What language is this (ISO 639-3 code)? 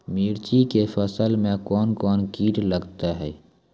mai